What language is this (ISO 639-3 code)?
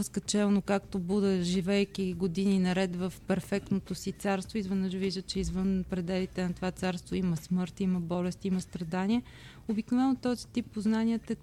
bul